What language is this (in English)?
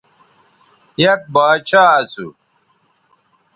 Bateri